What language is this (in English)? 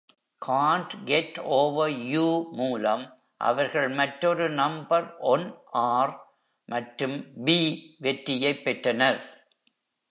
Tamil